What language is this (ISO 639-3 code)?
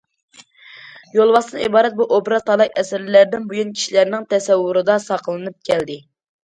uig